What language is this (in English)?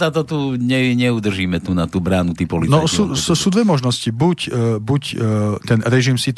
Slovak